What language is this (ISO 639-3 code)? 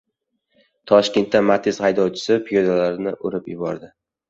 uzb